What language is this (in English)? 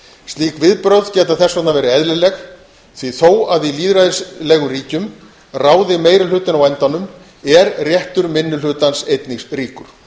Icelandic